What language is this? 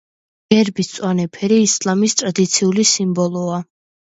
Georgian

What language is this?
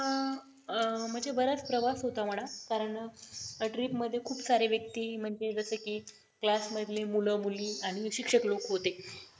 Marathi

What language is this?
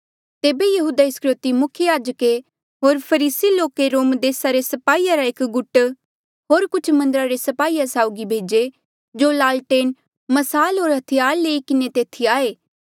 Mandeali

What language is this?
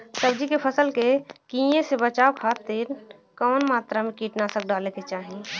Bhojpuri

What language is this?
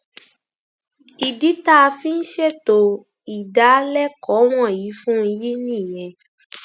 Yoruba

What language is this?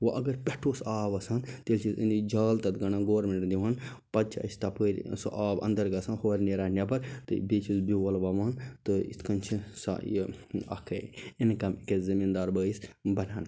Kashmiri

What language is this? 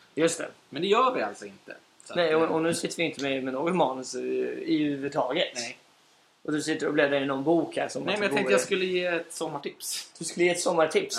Swedish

